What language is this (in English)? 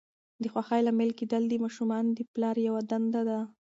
Pashto